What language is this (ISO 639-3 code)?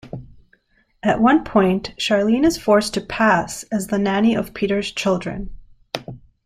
eng